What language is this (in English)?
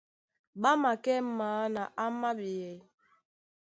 Duala